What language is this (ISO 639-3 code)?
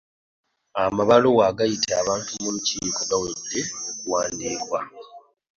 lug